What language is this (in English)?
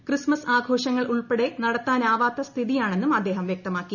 Malayalam